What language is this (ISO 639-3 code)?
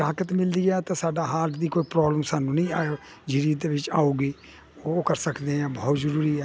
pan